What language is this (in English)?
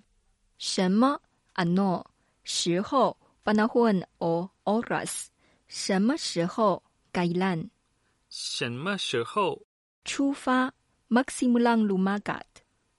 Filipino